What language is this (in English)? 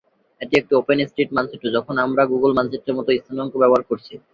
Bangla